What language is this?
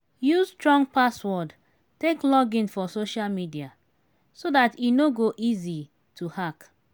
Nigerian Pidgin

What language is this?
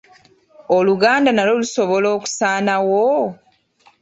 Ganda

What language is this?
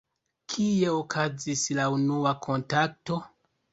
Esperanto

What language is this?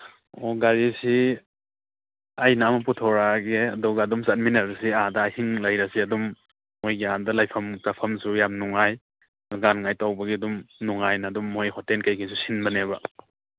Manipuri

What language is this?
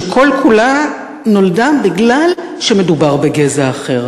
Hebrew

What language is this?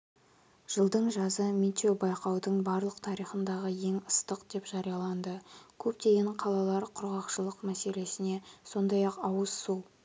Kazakh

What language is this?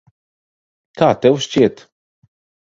Latvian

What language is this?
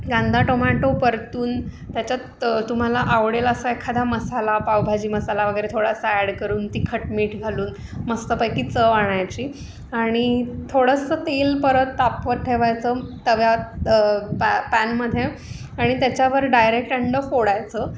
Marathi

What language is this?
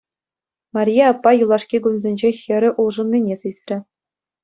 Chuvash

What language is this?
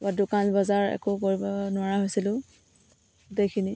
Assamese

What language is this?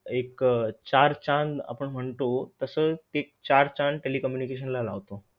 Marathi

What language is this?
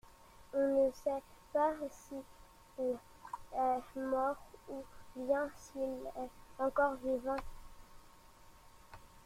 French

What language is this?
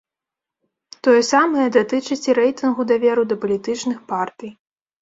Belarusian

